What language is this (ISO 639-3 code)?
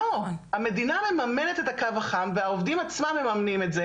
heb